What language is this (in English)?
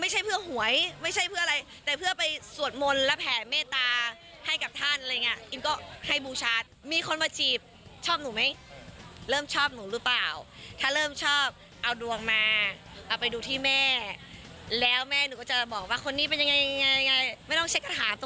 Thai